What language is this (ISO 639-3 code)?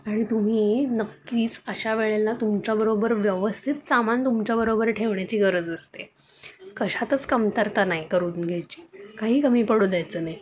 mar